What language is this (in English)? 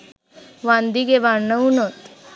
Sinhala